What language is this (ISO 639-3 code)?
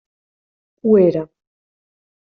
cat